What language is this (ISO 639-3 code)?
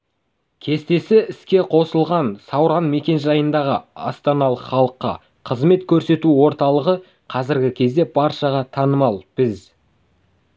kaz